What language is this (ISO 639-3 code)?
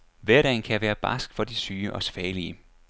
dan